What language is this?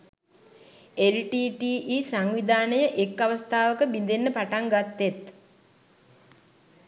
Sinhala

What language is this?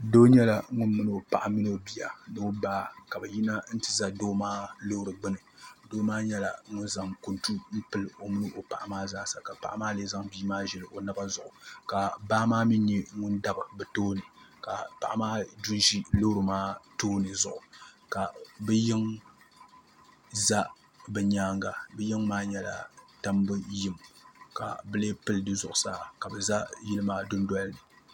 Dagbani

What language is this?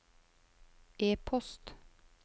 Norwegian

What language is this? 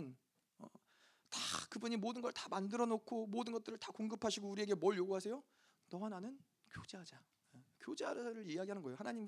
Korean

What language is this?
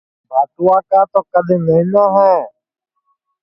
Sansi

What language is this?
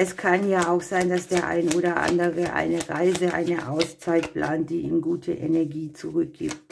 German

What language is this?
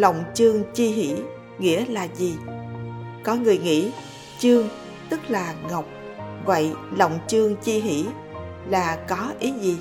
Vietnamese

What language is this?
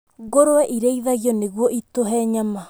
Kikuyu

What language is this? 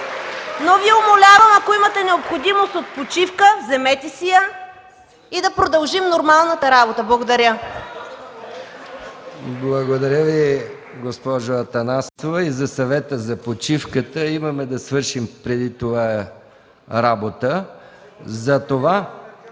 Bulgarian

